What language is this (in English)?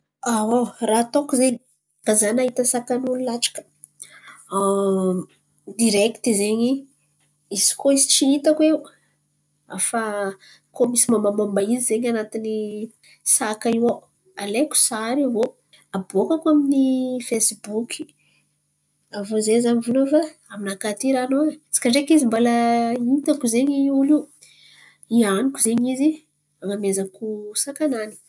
Antankarana Malagasy